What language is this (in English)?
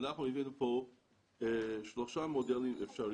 Hebrew